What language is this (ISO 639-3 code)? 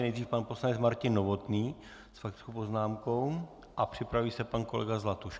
ces